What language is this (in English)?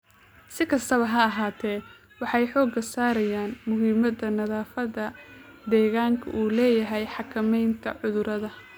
Somali